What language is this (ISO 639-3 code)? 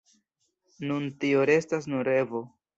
epo